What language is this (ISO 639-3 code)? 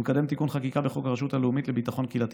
heb